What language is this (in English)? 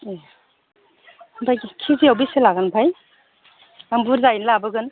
Bodo